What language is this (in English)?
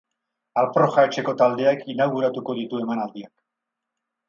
Basque